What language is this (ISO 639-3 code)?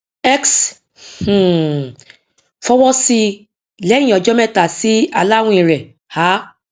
yor